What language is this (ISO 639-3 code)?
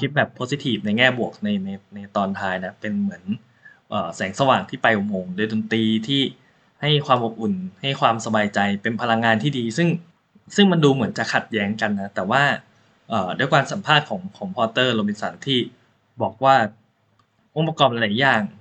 tha